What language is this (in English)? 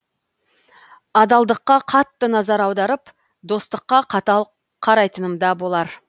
Kazakh